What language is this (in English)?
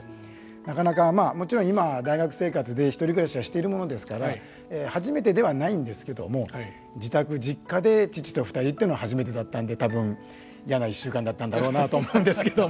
Japanese